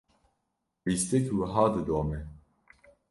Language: Kurdish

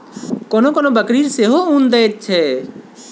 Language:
Maithili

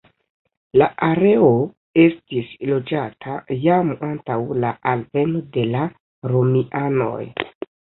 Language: Esperanto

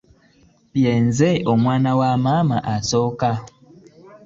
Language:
Ganda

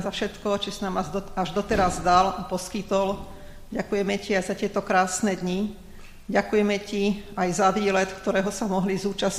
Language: Slovak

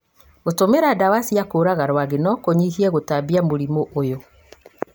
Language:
Kikuyu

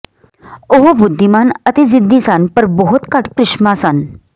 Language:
Punjabi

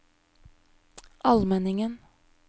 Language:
Norwegian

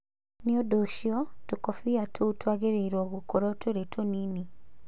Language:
Kikuyu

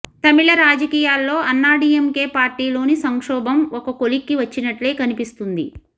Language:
Telugu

